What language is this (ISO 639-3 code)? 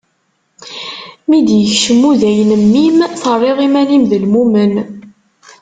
kab